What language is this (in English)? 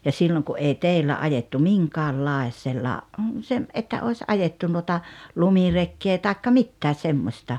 Finnish